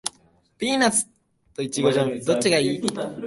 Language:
Japanese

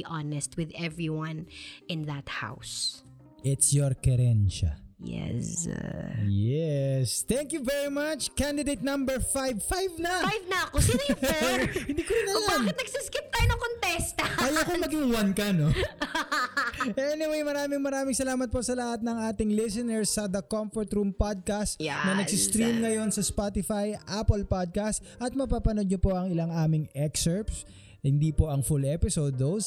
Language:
Filipino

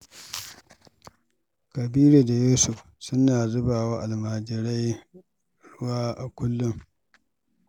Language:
Hausa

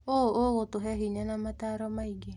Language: Kikuyu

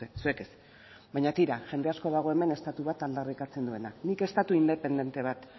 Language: Basque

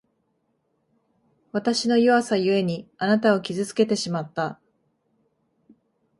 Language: Japanese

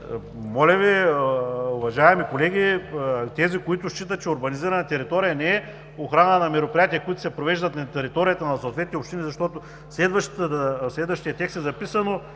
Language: Bulgarian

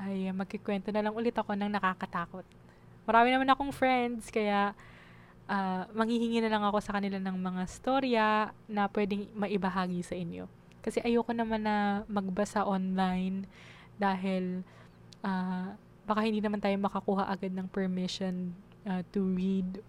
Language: Filipino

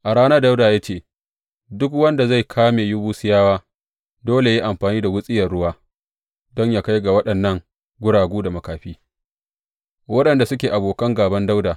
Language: Hausa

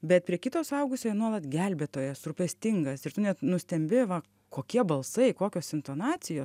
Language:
Lithuanian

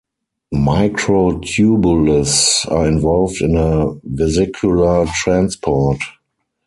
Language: English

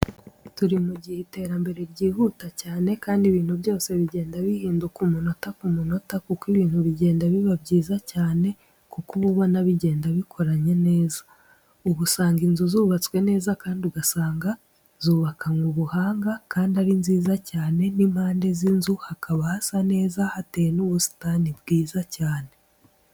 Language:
Kinyarwanda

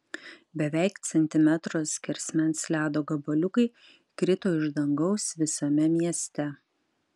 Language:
Lithuanian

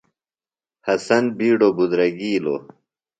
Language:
Phalura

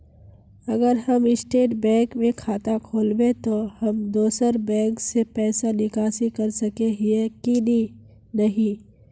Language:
Magahi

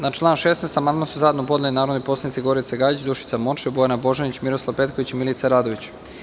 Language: Serbian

